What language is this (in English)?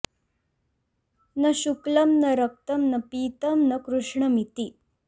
Sanskrit